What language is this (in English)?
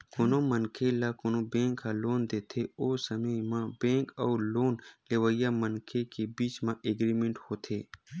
Chhattisgarhi